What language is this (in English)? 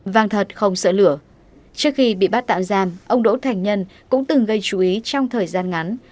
Vietnamese